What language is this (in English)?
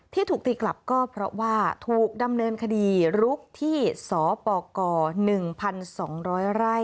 Thai